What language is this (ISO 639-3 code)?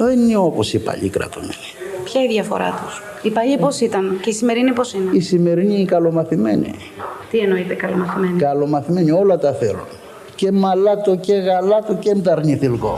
ell